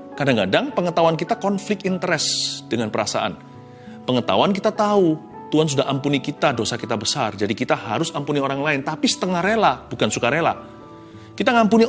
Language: Indonesian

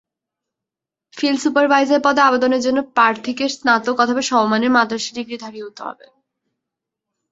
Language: Bangla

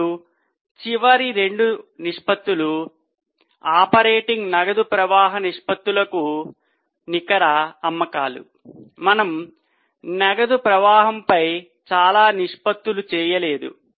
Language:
Telugu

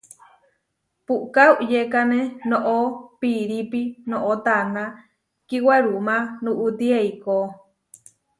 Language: Huarijio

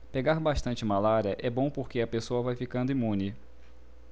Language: Portuguese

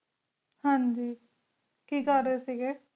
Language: Punjabi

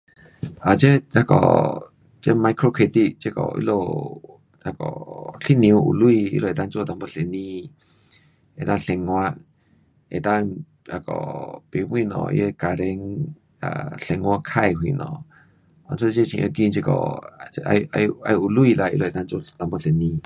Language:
Pu-Xian Chinese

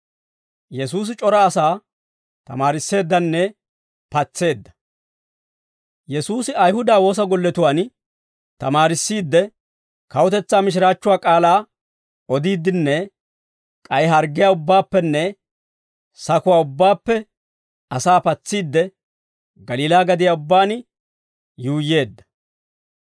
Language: Dawro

